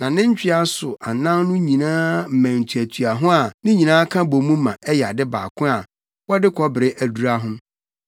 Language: Akan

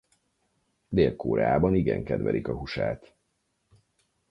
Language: Hungarian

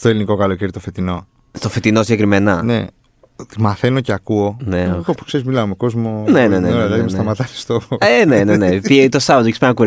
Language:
Greek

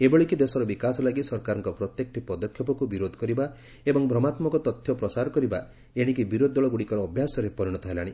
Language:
Odia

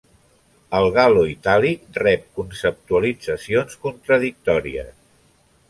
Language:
Catalan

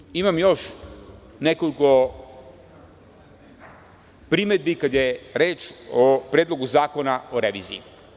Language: Serbian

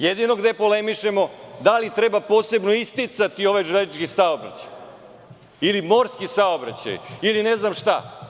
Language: Serbian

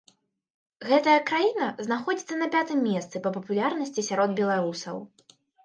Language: Belarusian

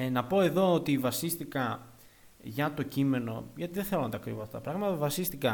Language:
Greek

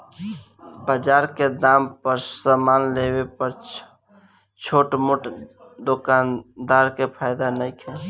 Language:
Bhojpuri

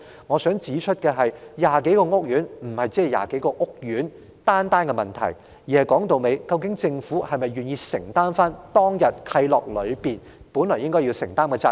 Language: Cantonese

